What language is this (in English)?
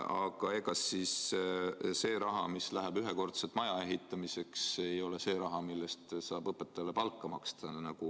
Estonian